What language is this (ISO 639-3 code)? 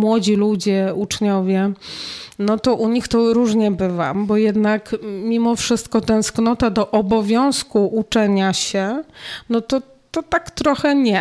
pol